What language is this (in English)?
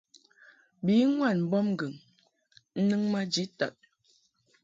Mungaka